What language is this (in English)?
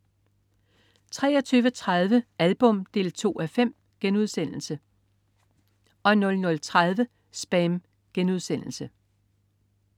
Danish